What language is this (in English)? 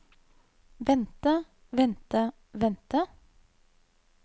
Norwegian